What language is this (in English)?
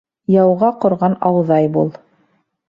Bashkir